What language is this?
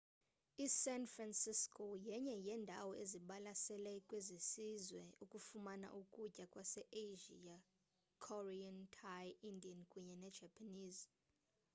Xhosa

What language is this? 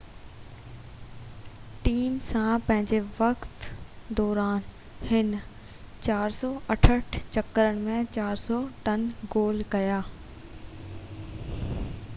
Sindhi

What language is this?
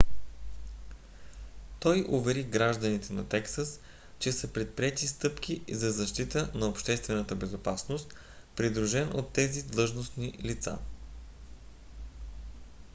Bulgarian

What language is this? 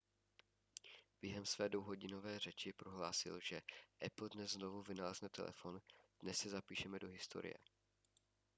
Czech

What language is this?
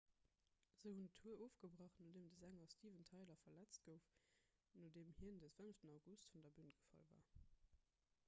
Luxembourgish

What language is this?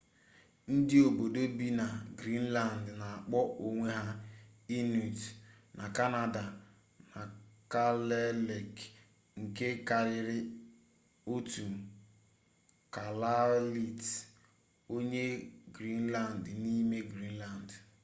Igbo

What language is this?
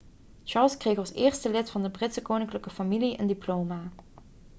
Dutch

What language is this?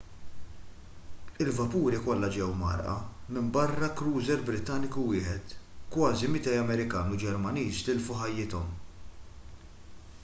Maltese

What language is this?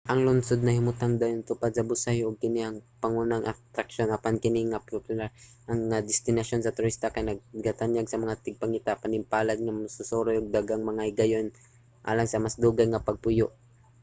Cebuano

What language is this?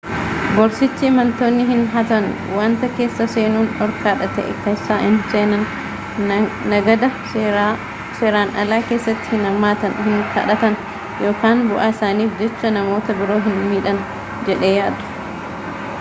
Oromo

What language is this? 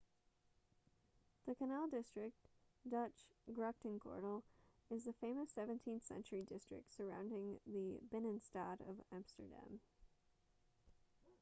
English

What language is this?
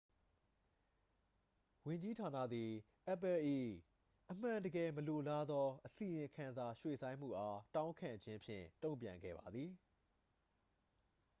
Burmese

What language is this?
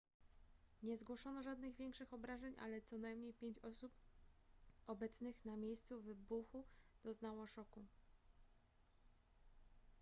Polish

